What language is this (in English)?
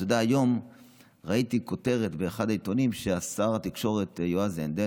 Hebrew